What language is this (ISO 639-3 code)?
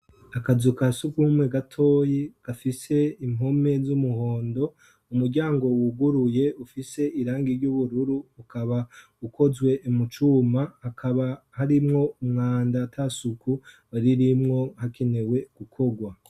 run